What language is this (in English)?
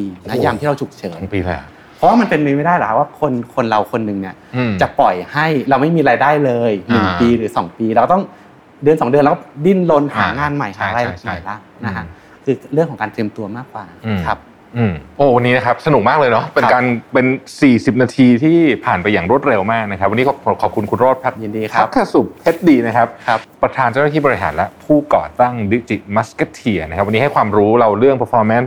Thai